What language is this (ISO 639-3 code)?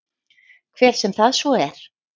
isl